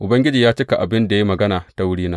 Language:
Hausa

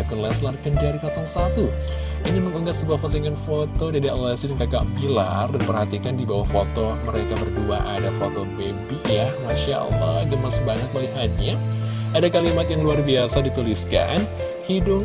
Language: Indonesian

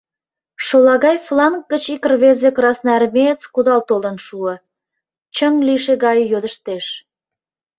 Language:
Mari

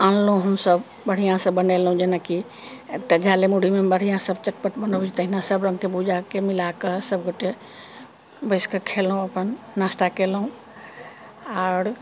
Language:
Maithili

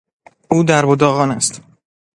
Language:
Persian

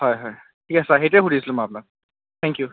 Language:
Assamese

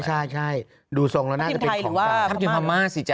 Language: Thai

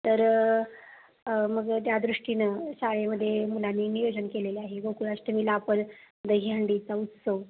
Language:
Marathi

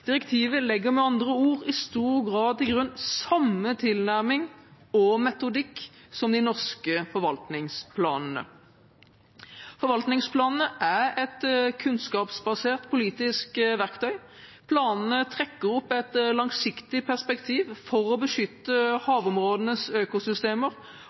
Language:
Norwegian Bokmål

